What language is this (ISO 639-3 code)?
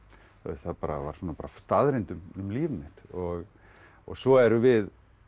isl